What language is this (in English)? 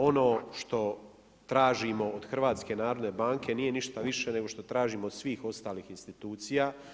Croatian